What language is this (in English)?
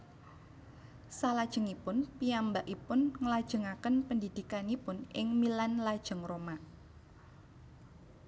Javanese